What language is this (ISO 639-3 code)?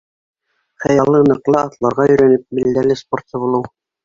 bak